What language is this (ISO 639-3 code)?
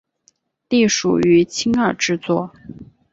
zho